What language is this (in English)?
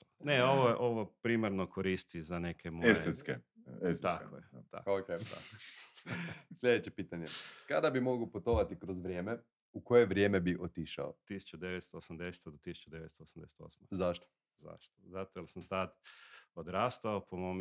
Croatian